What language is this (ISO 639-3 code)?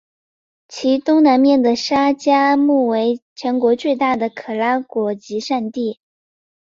zho